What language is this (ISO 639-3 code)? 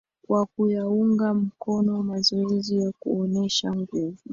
swa